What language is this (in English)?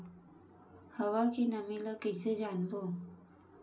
Chhattisgarhi